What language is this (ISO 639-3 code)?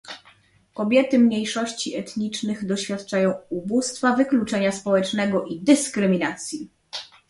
pol